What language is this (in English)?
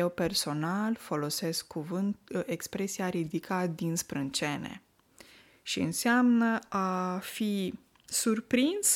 Romanian